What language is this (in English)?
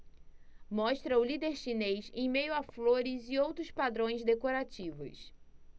Portuguese